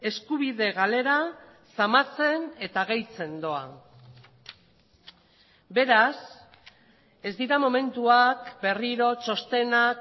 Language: Basque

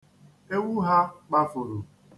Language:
Igbo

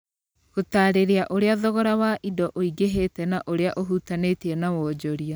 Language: Kikuyu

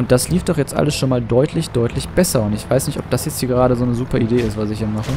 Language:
German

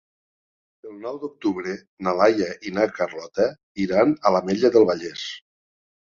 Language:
Catalan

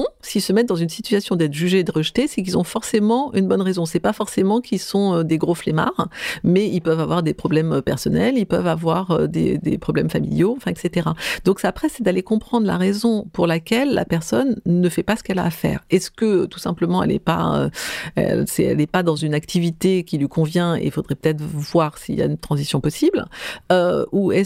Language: French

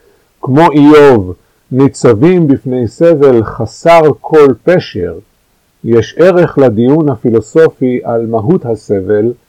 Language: Hebrew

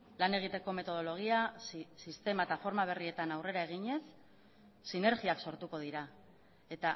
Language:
Basque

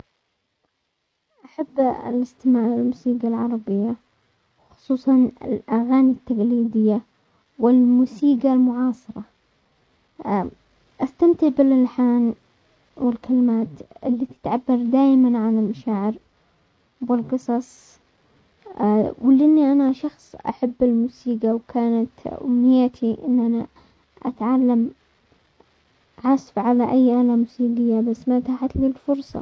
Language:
Omani Arabic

